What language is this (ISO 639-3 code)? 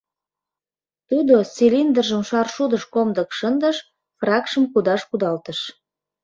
chm